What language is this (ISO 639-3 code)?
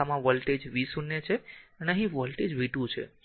guj